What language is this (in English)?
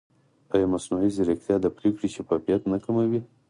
Pashto